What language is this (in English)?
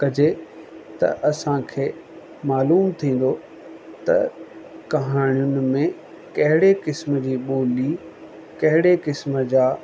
Sindhi